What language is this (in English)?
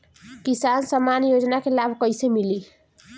Bhojpuri